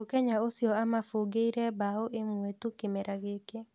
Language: Kikuyu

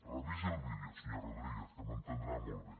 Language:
Catalan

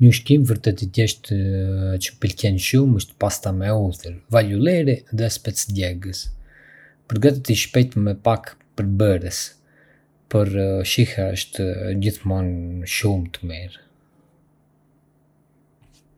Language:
Arbëreshë Albanian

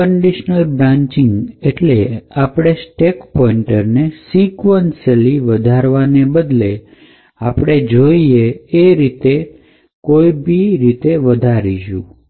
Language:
Gujarati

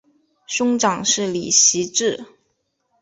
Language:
Chinese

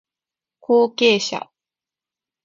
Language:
Japanese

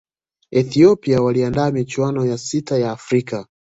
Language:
Swahili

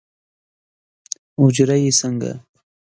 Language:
Pashto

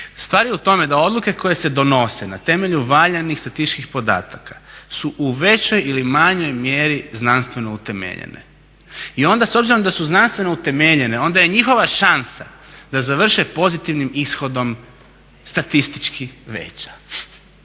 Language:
Croatian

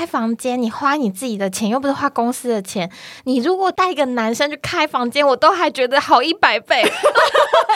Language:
Chinese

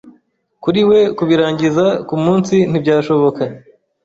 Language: Kinyarwanda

